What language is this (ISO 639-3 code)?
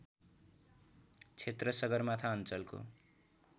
nep